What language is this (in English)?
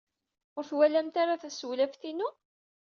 Kabyle